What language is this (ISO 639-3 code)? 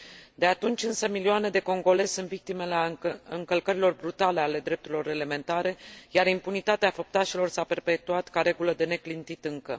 ron